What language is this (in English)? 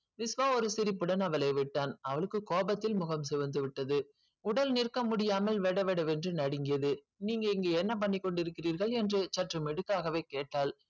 Tamil